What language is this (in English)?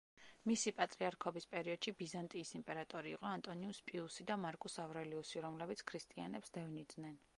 Georgian